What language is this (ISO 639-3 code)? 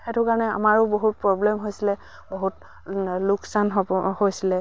asm